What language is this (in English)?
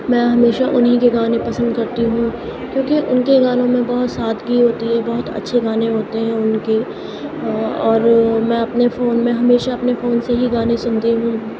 Urdu